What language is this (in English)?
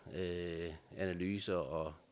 Danish